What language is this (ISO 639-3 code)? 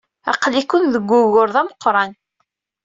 kab